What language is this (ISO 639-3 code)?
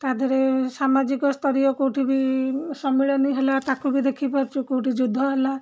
ori